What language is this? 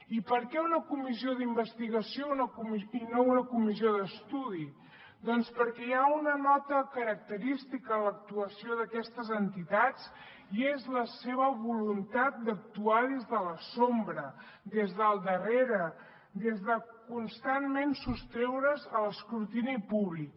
Catalan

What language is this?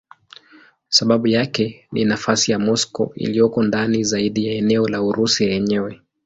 Swahili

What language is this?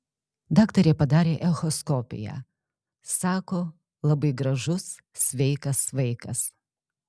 Lithuanian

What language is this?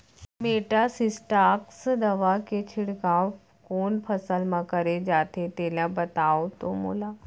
Chhattisgarhi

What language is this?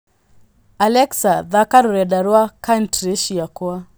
Kikuyu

